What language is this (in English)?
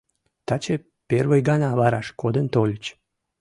Mari